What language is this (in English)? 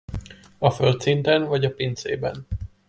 Hungarian